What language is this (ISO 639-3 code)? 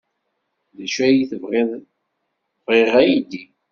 kab